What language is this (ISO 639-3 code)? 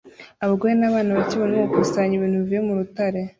kin